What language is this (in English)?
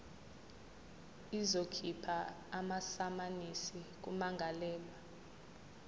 Zulu